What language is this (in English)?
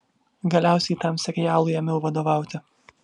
Lithuanian